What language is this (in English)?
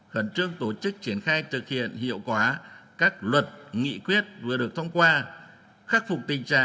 Vietnamese